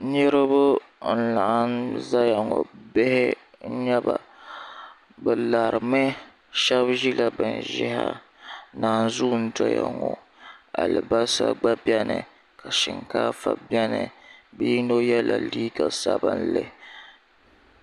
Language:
Dagbani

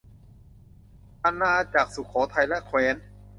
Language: Thai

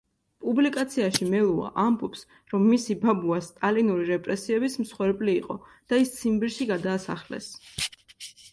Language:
Georgian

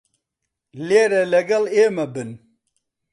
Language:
Central Kurdish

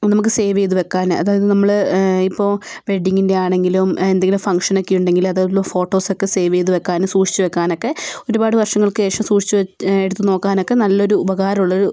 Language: Malayalam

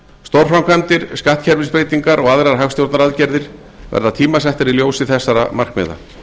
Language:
Icelandic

